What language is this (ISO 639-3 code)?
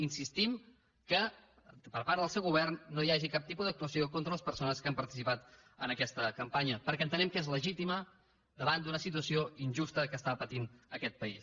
cat